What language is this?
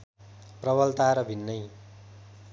Nepali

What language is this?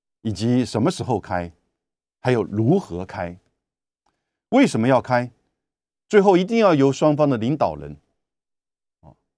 Chinese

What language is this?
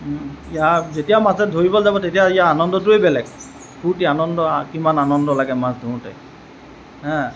Assamese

